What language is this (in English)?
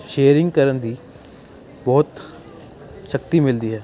Punjabi